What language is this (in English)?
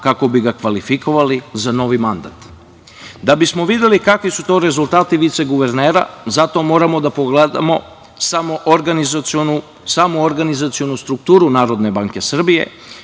Serbian